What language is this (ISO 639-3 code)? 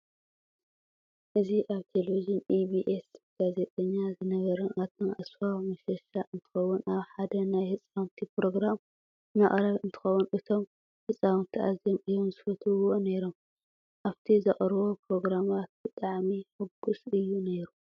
tir